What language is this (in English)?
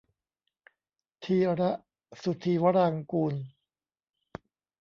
Thai